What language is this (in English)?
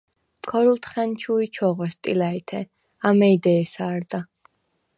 Svan